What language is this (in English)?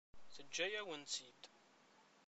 Kabyle